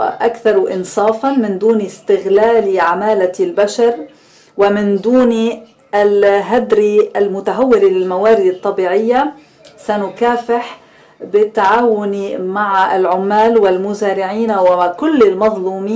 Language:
Arabic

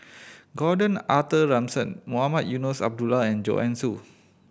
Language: English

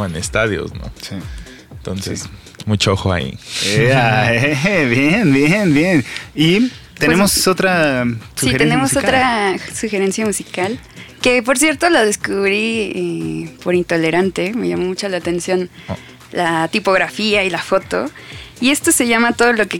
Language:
Spanish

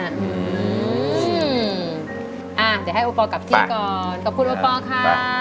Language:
Thai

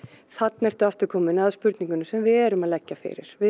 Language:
Icelandic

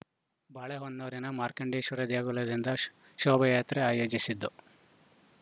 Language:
Kannada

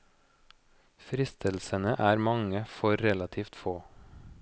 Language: Norwegian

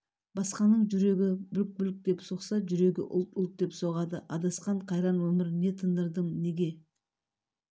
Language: Kazakh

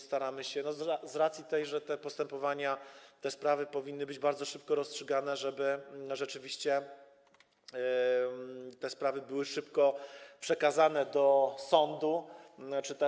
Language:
Polish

